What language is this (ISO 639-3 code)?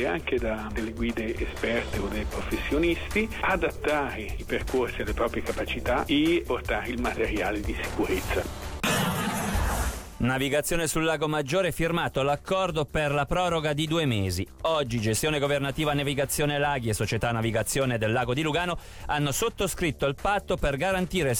ita